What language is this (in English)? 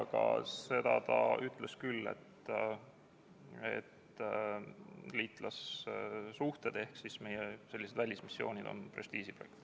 Estonian